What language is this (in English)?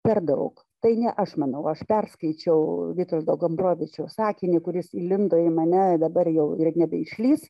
Lithuanian